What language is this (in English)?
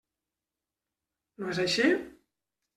Catalan